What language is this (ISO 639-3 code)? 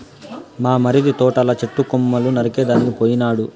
tel